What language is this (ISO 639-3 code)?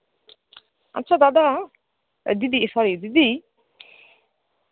ben